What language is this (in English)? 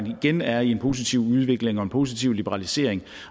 Danish